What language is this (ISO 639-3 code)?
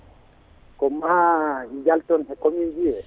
ful